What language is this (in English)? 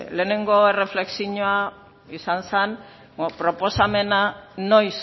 Basque